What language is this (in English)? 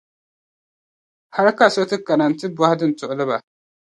Dagbani